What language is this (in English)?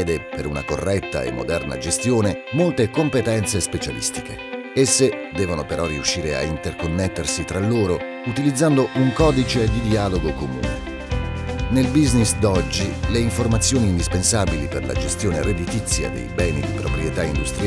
Italian